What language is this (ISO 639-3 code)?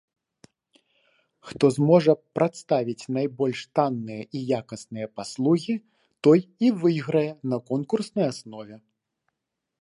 bel